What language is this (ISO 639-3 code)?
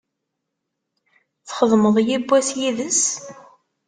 kab